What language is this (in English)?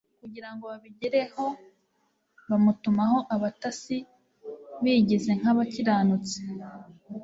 Kinyarwanda